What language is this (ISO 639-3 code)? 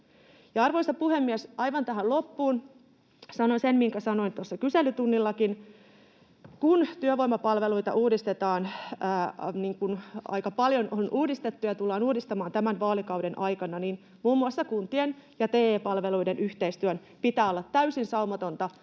fin